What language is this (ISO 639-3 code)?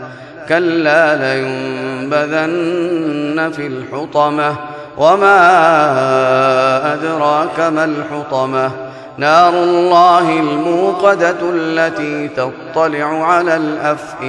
ara